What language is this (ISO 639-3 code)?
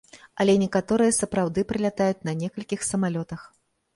bel